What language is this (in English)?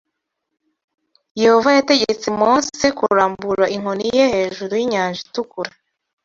Kinyarwanda